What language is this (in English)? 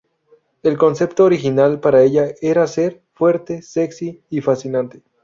Spanish